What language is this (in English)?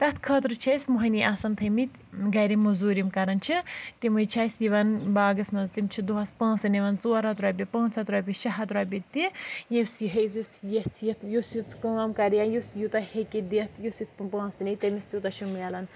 Kashmiri